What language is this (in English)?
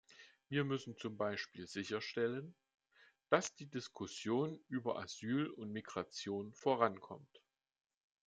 German